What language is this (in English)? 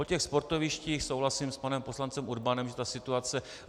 Czech